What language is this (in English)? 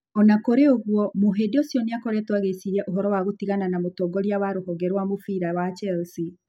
Kikuyu